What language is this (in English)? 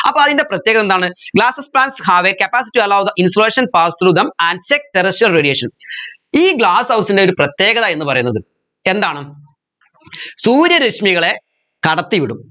Malayalam